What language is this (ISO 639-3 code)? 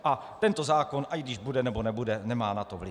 ces